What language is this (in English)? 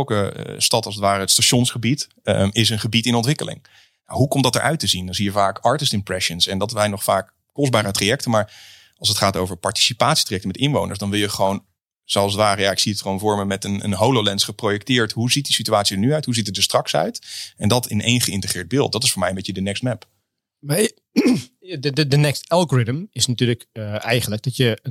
Dutch